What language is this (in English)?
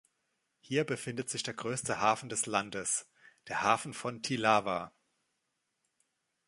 German